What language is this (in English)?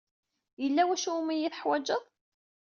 Kabyle